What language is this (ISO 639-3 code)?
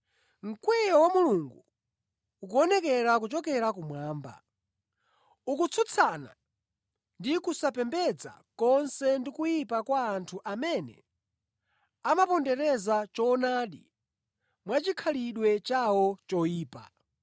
nya